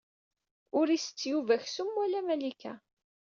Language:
Kabyle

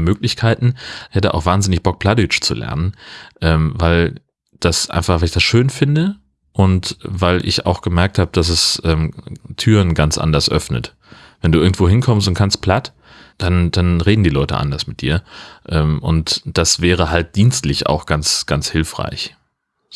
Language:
German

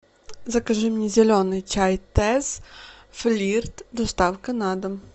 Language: Russian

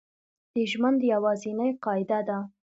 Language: Pashto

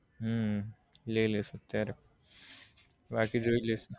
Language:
Gujarati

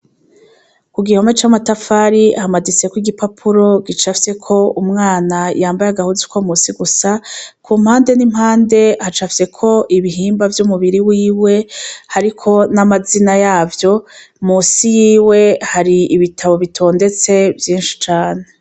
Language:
Rundi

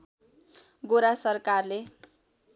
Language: Nepali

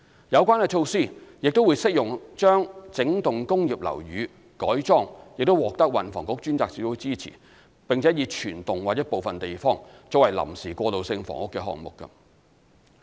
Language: Cantonese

